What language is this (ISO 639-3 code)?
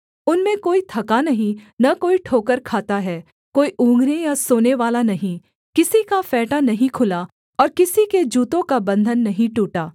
hin